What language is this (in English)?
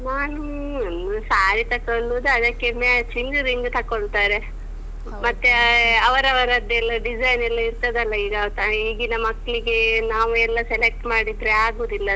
Kannada